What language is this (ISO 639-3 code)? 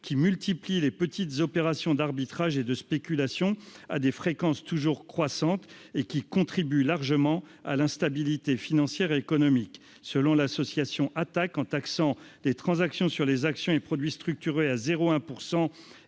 fra